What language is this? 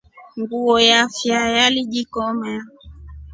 Rombo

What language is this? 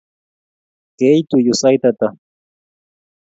Kalenjin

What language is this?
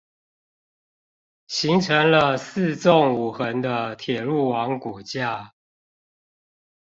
Chinese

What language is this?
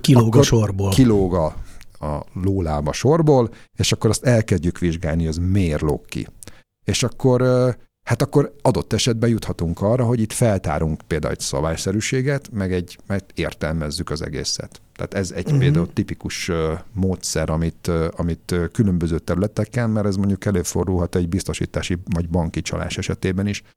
Hungarian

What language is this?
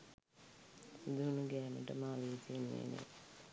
Sinhala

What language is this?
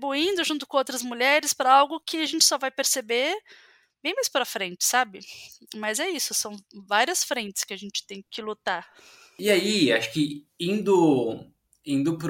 Portuguese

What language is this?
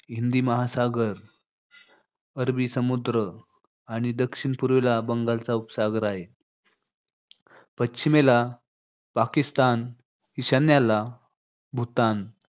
Marathi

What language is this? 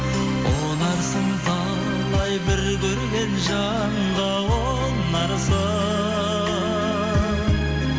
Kazakh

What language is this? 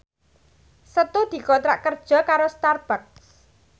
Javanese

